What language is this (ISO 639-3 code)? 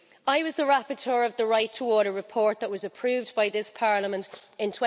eng